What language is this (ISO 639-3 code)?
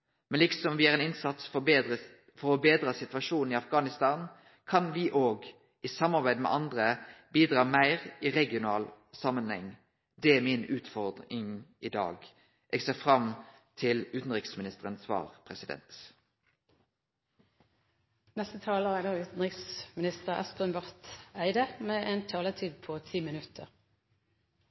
nor